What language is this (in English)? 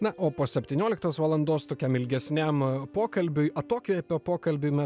Lithuanian